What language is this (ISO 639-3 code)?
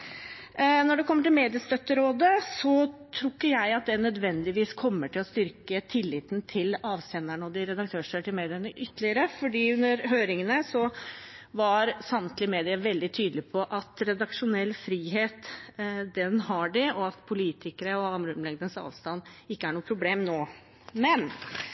nob